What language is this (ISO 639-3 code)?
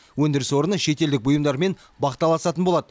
kaz